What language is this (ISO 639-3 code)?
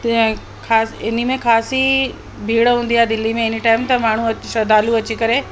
snd